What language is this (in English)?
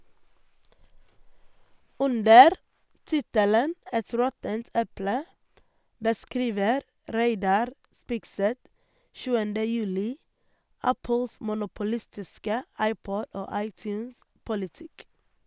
Norwegian